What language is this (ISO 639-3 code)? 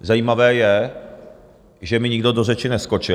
ces